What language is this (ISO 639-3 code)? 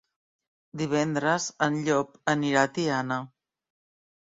cat